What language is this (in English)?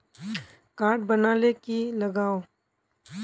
Magahi